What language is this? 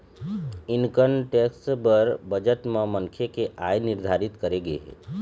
Chhattisgarhi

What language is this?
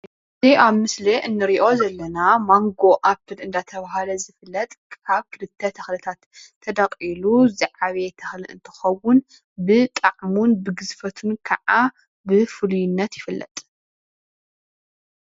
Tigrinya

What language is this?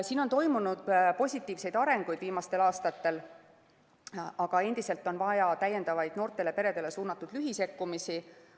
Estonian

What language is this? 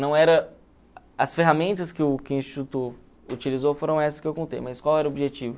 Portuguese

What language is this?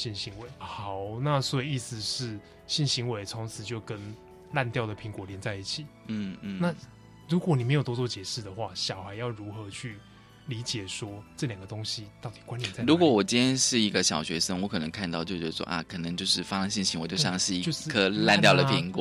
Chinese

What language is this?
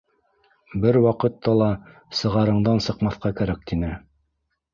Bashkir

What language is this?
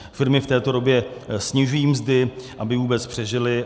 Czech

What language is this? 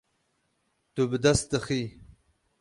Kurdish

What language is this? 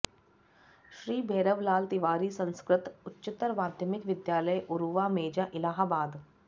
Sanskrit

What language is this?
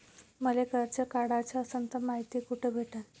Marathi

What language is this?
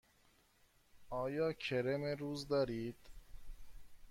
Persian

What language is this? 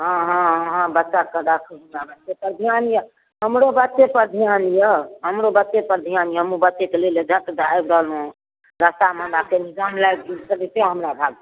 Maithili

